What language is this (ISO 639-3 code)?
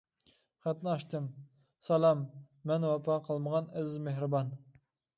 uig